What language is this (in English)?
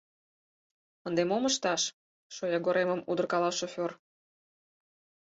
Mari